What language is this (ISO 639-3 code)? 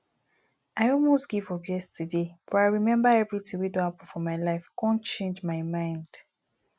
pcm